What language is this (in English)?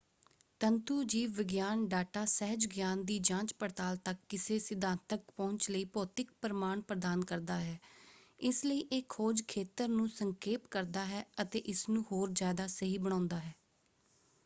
Punjabi